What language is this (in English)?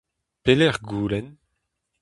Breton